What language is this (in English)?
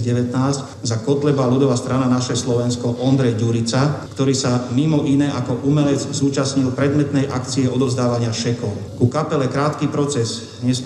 Slovak